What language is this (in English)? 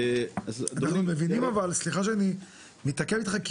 Hebrew